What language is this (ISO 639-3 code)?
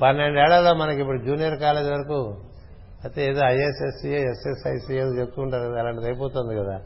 tel